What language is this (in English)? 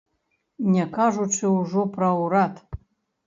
Belarusian